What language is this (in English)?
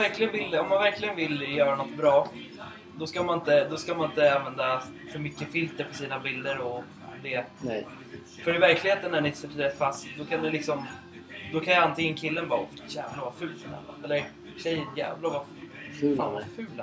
Swedish